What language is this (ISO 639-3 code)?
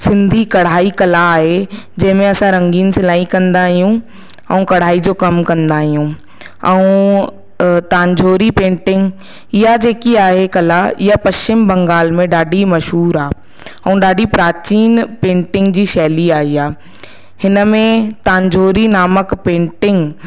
snd